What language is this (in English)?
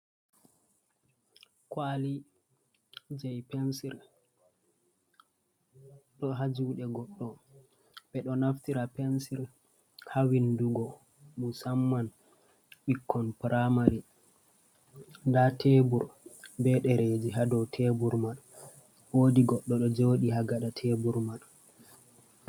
Fula